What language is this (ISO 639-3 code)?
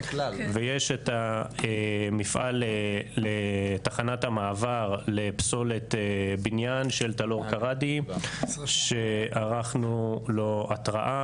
heb